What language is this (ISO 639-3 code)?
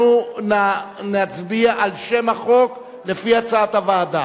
heb